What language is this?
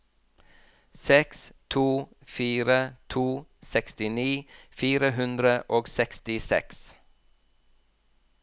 Norwegian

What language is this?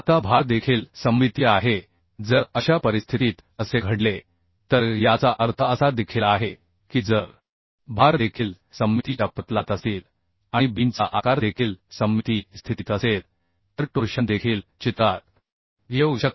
Marathi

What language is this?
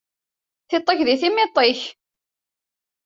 Kabyle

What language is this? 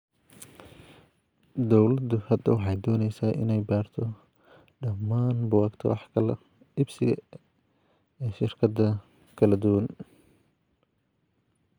Somali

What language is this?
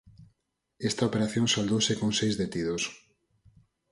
Galician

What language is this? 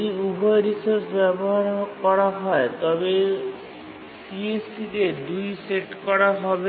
Bangla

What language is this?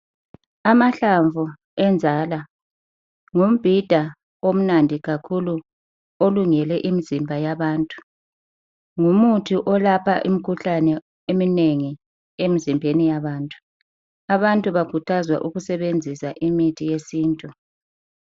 North Ndebele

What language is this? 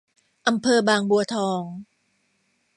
Thai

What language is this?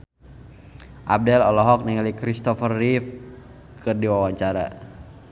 Sundanese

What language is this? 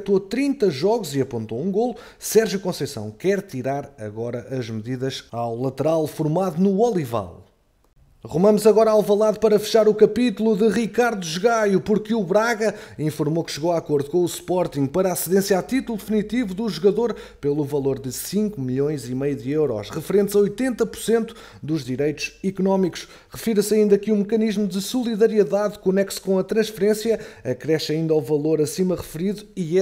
Portuguese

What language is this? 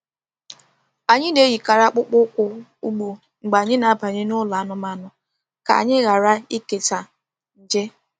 Igbo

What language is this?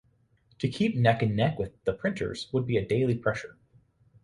English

